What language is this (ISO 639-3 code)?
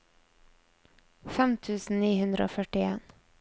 nor